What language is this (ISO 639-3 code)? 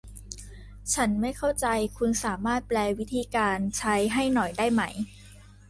tha